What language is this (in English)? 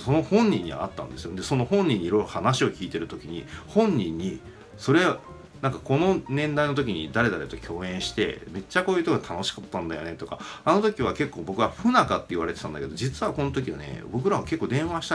Japanese